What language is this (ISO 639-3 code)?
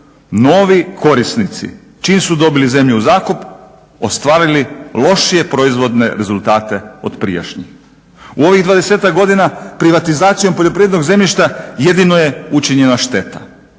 hrv